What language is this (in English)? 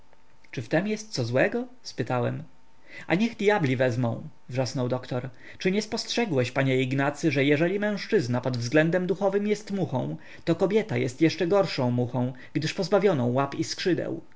Polish